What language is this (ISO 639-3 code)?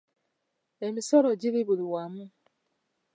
lug